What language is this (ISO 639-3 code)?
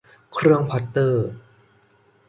tha